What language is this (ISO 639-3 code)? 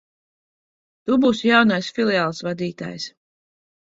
lav